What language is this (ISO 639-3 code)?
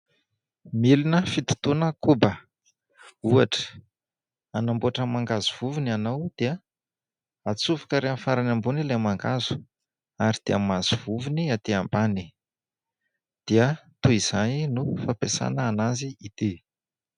mlg